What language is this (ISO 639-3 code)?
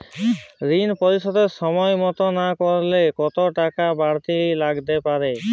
ben